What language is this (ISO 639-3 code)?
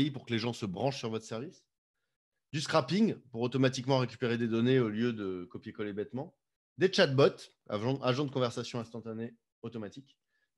fra